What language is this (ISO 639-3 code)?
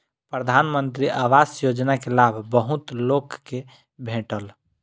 mai